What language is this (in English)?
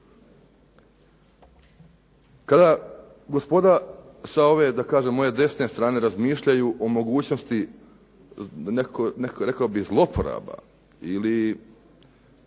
Croatian